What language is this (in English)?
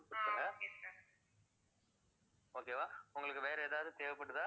Tamil